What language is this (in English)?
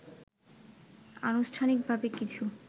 Bangla